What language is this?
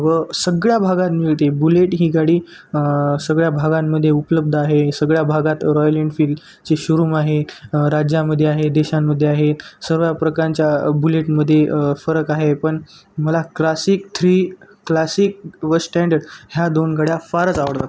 Marathi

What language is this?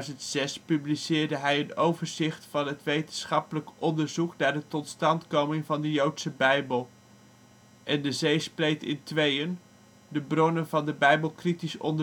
Dutch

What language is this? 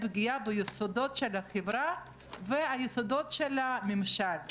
Hebrew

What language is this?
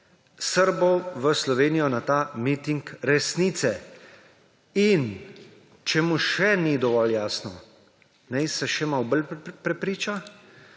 Slovenian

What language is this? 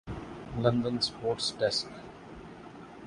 Urdu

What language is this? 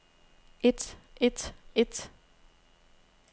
Danish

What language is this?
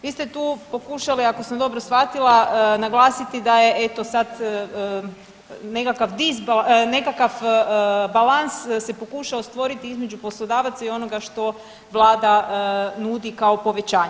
Croatian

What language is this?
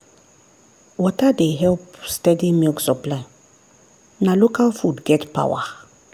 Nigerian Pidgin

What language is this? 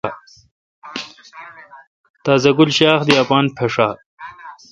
Kalkoti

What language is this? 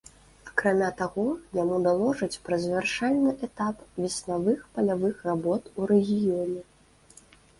Belarusian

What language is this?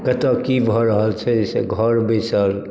Maithili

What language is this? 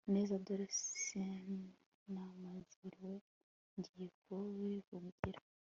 Kinyarwanda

